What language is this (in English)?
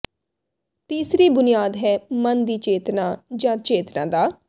Punjabi